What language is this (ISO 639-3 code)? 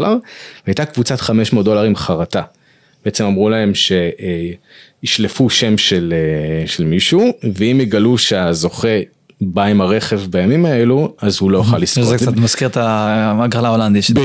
heb